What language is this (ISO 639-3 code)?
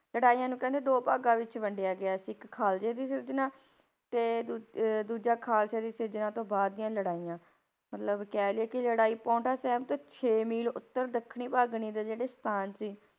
pan